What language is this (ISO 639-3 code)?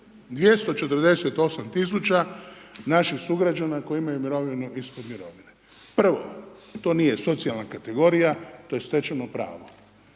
hrv